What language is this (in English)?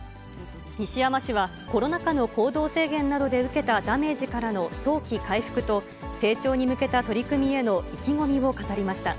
Japanese